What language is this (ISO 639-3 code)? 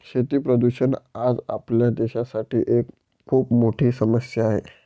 mar